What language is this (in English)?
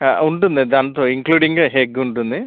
Telugu